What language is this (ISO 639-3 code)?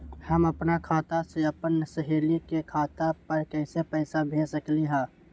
mag